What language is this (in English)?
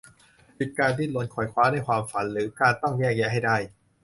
Thai